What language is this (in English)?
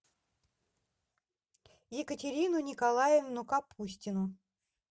Russian